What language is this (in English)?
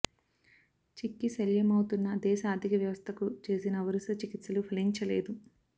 Telugu